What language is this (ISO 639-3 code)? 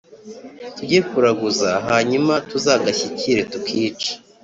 kin